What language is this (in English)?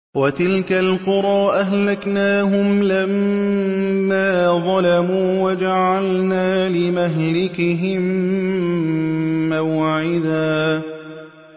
Arabic